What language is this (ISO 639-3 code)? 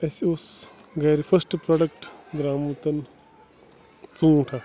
kas